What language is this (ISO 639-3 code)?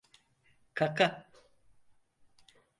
tur